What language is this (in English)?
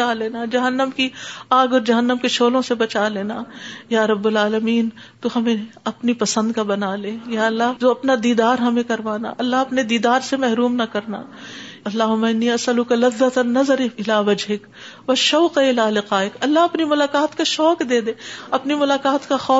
Urdu